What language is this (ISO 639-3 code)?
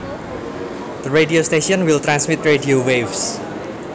jav